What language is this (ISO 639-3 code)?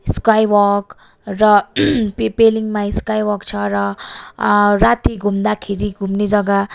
nep